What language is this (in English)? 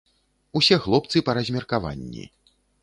Belarusian